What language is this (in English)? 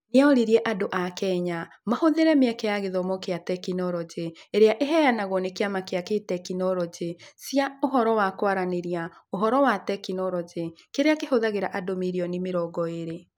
Kikuyu